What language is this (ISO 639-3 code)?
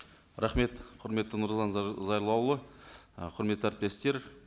kaz